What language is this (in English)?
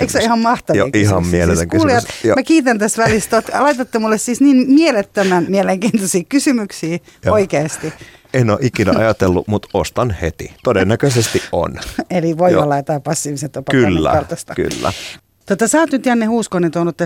Finnish